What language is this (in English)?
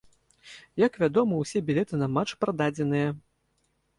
Belarusian